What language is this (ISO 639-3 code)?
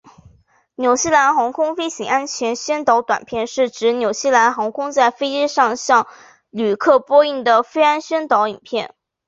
zho